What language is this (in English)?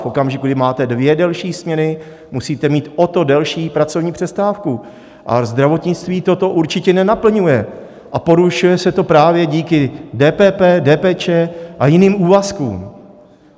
Czech